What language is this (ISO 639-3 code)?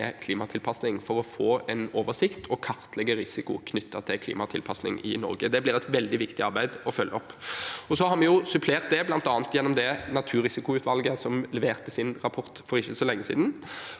nor